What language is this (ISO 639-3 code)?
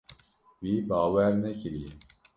kur